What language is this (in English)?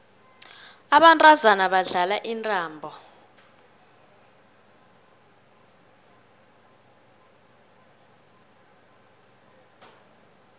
South Ndebele